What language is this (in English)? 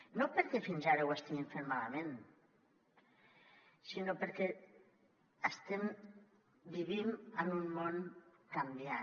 Catalan